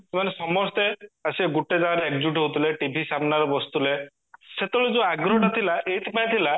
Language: Odia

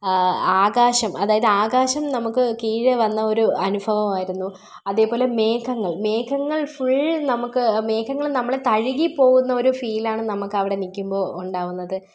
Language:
Malayalam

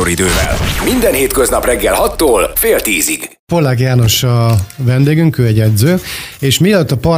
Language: Hungarian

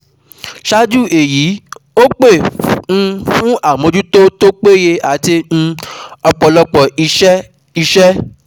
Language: Yoruba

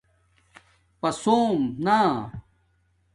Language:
Domaaki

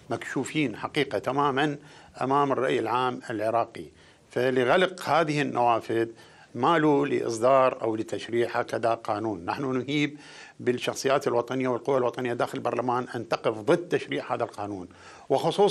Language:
Arabic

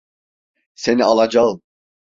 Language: Turkish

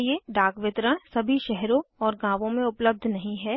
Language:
Hindi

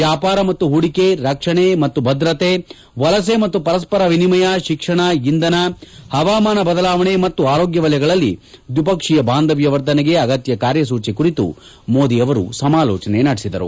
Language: Kannada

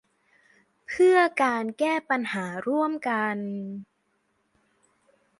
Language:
Thai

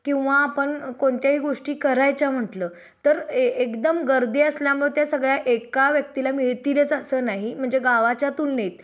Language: Marathi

